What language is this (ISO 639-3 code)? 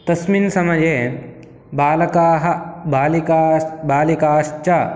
san